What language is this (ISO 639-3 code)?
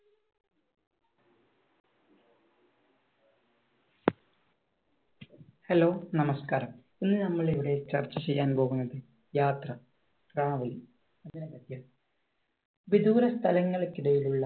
mal